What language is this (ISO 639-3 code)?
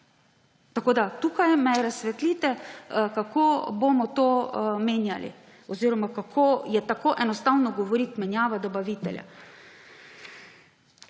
slv